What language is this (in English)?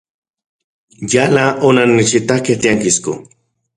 Central Puebla Nahuatl